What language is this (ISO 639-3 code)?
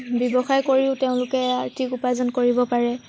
asm